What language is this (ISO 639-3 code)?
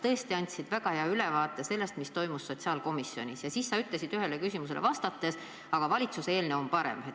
est